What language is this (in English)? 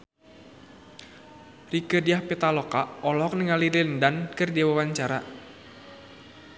Sundanese